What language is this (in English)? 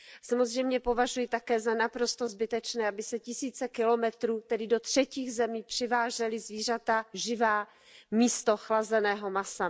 Czech